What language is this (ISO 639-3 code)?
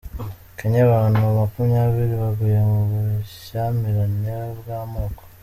kin